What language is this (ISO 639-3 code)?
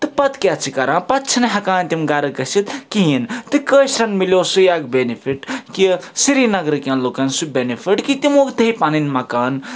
kas